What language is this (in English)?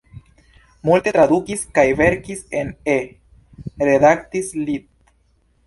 Esperanto